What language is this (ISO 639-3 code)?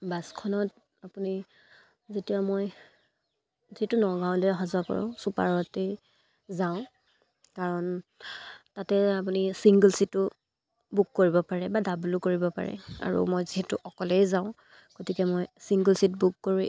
asm